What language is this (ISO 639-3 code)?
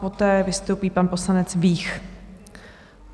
ces